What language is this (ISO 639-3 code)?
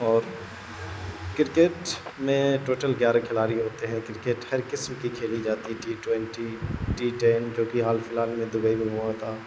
urd